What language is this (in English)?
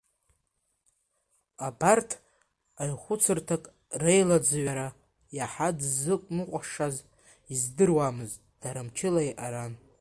Abkhazian